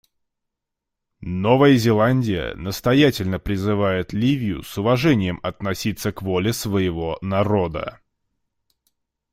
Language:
Russian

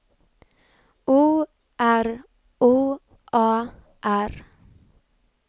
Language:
Swedish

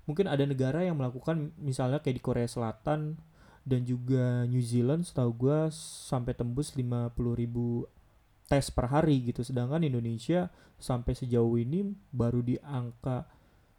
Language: Indonesian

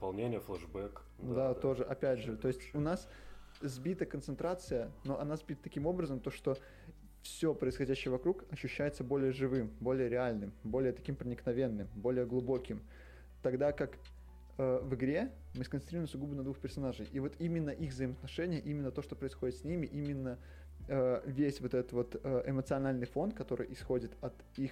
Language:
Russian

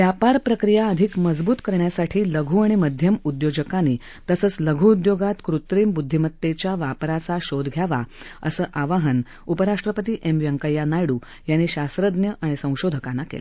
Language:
Marathi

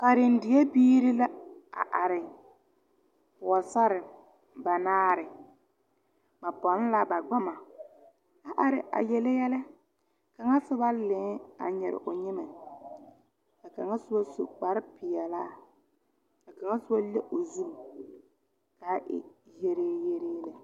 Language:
Southern Dagaare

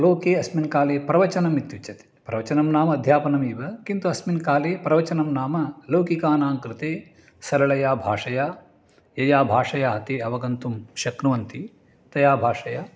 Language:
Sanskrit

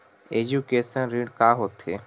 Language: Chhattisgarhi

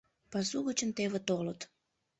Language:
Mari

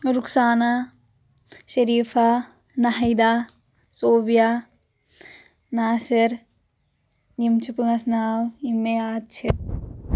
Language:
Kashmiri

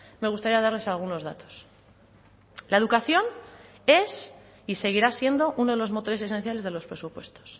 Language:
Spanish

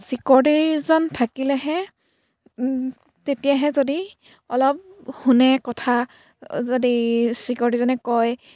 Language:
Assamese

